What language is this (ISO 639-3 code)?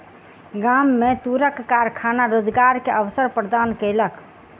mai